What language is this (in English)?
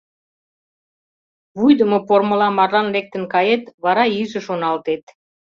Mari